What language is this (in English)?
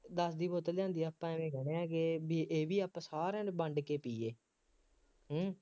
Punjabi